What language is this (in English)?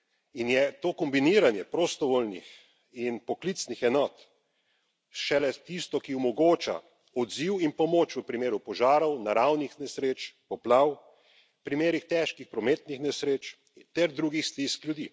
Slovenian